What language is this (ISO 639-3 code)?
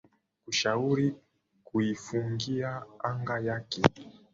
swa